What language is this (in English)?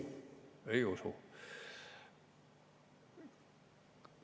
Estonian